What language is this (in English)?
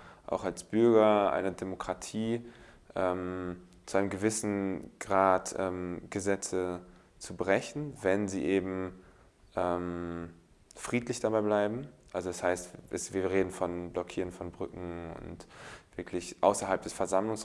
German